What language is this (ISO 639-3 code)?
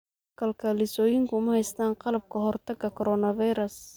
som